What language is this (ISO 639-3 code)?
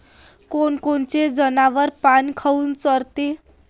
mar